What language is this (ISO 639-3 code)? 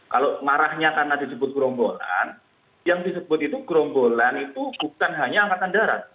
ind